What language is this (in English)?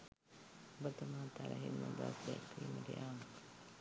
Sinhala